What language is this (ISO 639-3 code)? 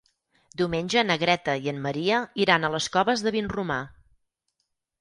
cat